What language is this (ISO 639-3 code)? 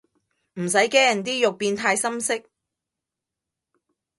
yue